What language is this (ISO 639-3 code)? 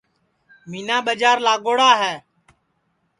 ssi